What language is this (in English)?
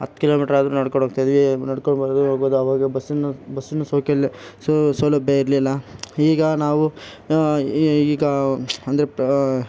Kannada